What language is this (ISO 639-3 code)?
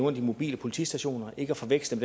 dan